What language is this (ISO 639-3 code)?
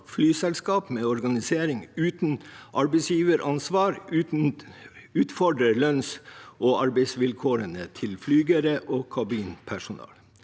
nor